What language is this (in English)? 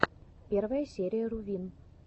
Russian